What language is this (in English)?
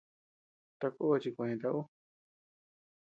Tepeuxila Cuicatec